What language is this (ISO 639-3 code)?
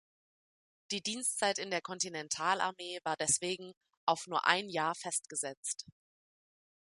deu